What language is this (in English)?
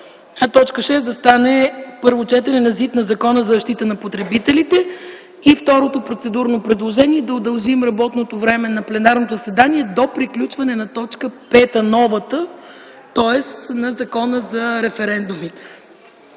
Bulgarian